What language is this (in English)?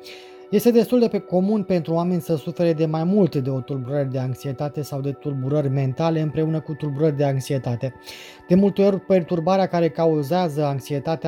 Romanian